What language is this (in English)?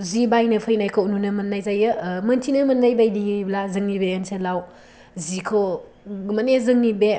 Bodo